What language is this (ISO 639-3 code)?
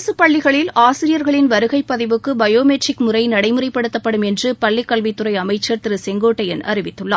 tam